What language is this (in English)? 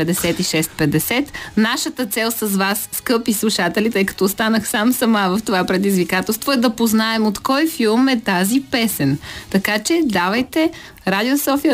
Bulgarian